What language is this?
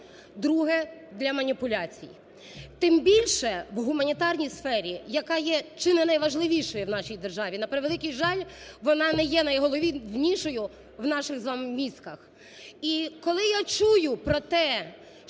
Ukrainian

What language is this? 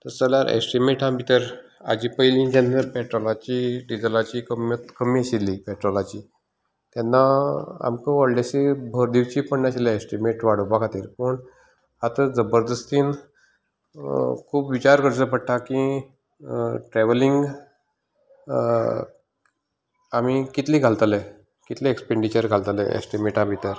Konkani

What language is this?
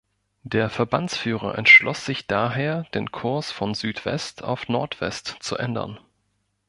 German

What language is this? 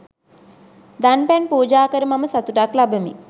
Sinhala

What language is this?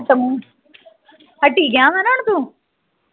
Punjabi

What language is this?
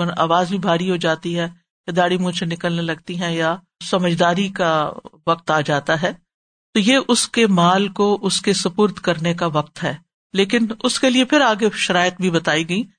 Urdu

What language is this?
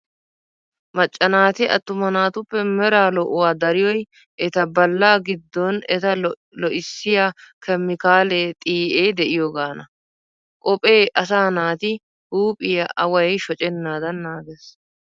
Wolaytta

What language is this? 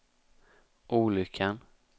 Swedish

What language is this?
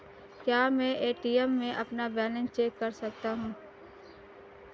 Hindi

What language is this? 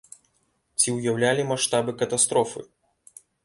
Belarusian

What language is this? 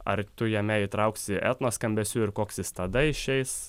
Lithuanian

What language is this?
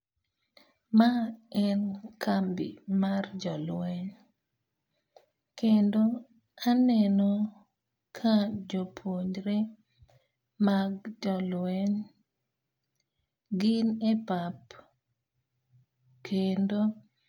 Luo (Kenya and Tanzania)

